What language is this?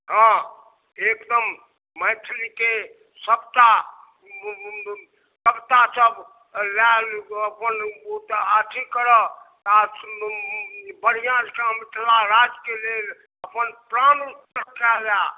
Maithili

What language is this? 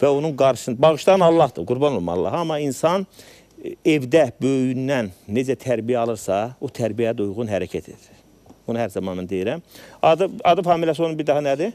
Turkish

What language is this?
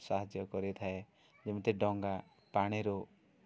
Odia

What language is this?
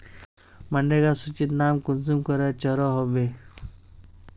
Magahi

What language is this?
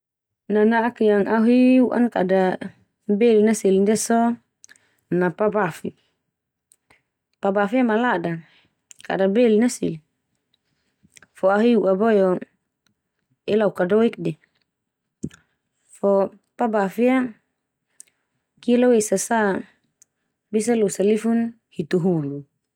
Termanu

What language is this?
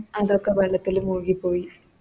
Malayalam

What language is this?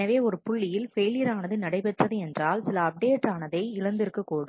Tamil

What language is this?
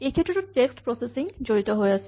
Assamese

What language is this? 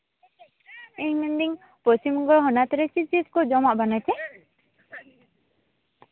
Santali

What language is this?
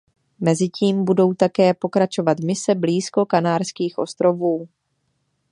Czech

